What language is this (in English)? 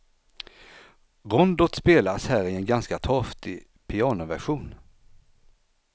Swedish